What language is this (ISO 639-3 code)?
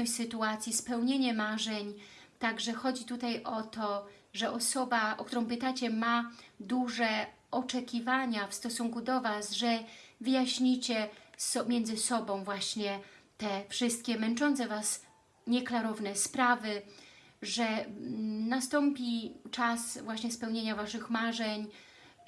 pol